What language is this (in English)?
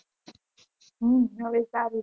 Gujarati